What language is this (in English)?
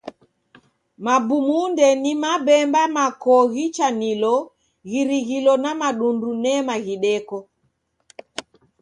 Taita